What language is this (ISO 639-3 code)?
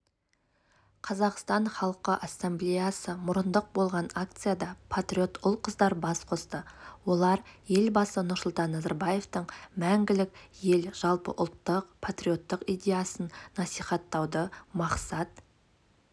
kaz